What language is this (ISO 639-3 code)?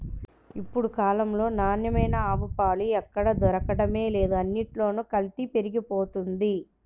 tel